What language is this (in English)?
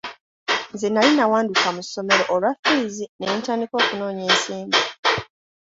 Ganda